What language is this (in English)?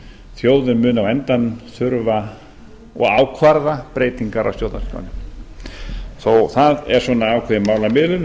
Icelandic